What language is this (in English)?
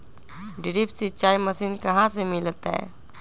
Magahi